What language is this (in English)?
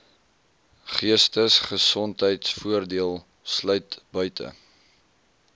Afrikaans